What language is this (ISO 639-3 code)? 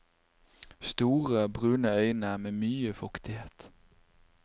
nor